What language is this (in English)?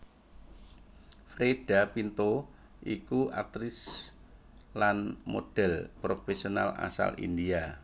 Javanese